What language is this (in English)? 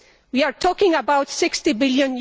English